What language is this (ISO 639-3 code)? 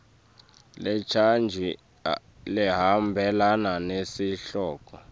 ssw